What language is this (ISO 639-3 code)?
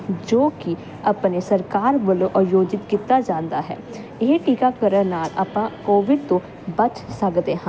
pan